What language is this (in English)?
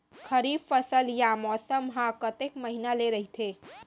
Chhattisgarhi